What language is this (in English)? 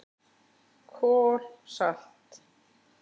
Icelandic